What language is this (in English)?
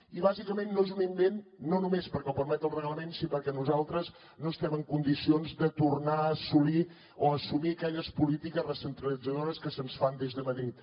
Catalan